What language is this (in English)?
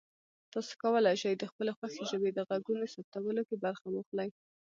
Pashto